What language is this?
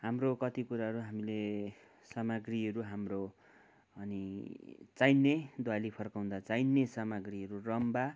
Nepali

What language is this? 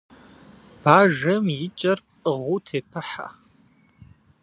Kabardian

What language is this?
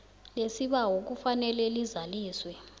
South Ndebele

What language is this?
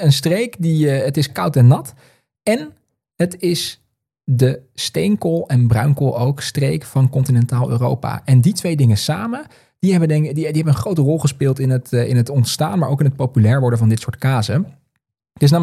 Dutch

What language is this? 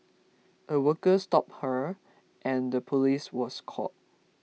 English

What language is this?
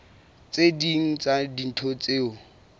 Southern Sotho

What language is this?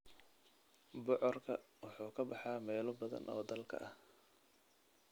Somali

